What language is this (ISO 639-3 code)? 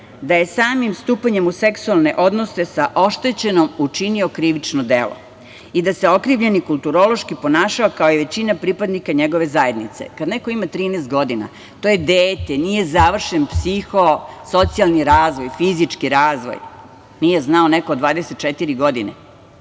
srp